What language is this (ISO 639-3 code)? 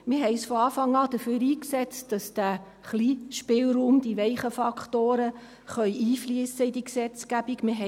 gsw